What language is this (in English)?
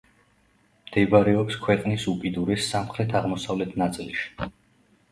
Georgian